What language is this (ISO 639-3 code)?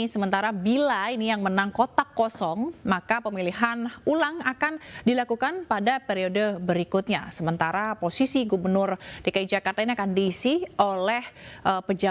ind